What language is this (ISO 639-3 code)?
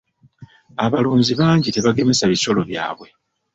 lug